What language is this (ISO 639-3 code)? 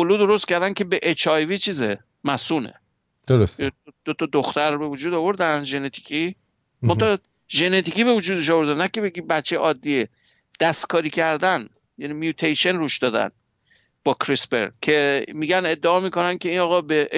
fas